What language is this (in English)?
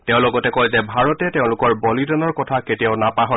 Assamese